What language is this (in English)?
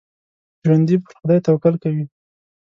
Pashto